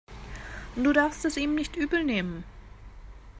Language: German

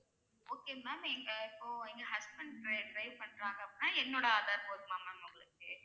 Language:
Tamil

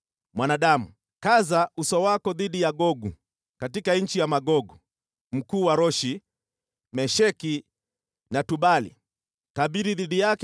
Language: Swahili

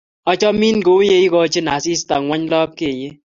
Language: Kalenjin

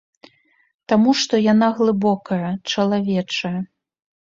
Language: Belarusian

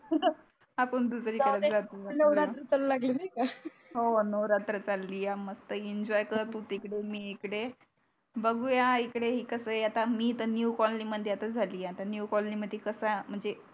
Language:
Marathi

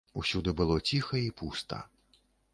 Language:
Belarusian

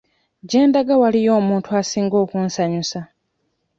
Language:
Ganda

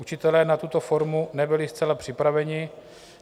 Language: Czech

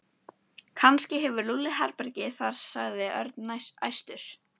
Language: Icelandic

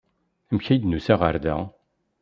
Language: Kabyle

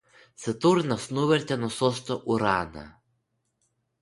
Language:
Lithuanian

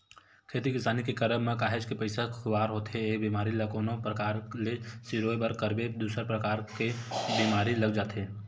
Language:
Chhattisgarhi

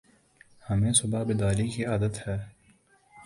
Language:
Urdu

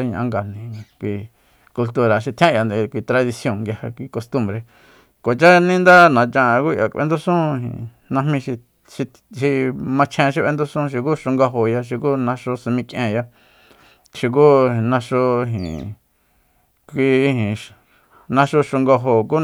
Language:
Soyaltepec Mazatec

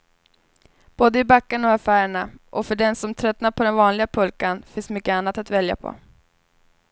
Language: Swedish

